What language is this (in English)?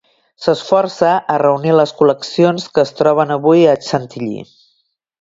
Catalan